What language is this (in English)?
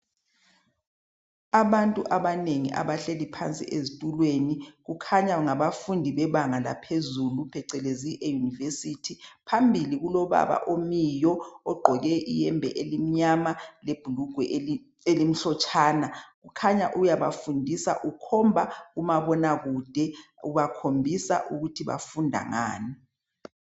North Ndebele